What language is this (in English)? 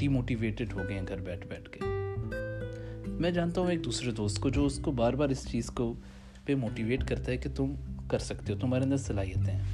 Urdu